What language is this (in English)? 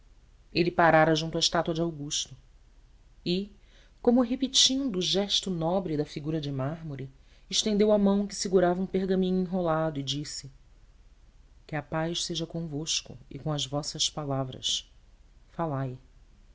Portuguese